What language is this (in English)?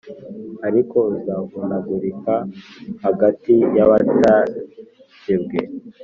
Kinyarwanda